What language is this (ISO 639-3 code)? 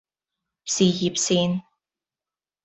yue